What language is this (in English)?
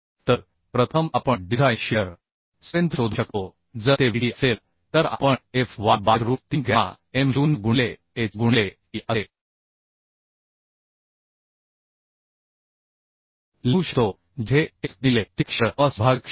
Marathi